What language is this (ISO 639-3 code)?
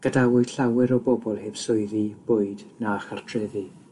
cym